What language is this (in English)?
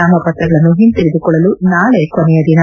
Kannada